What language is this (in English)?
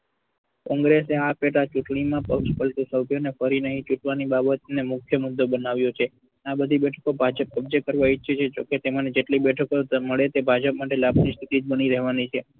Gujarati